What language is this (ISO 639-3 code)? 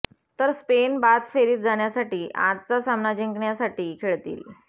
mar